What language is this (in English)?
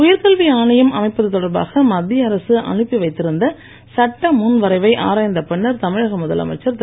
Tamil